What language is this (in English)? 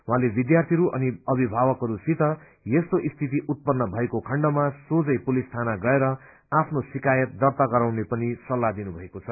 Nepali